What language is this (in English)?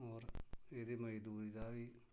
Dogri